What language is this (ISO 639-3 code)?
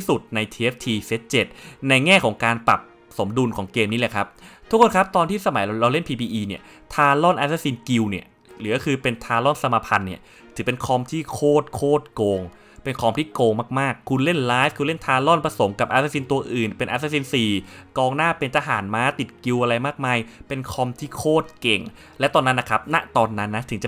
tha